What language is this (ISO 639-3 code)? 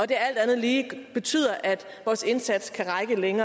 dan